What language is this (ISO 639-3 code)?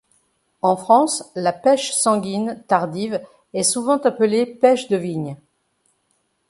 fra